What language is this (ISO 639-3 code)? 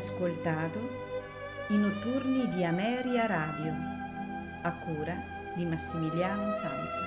ita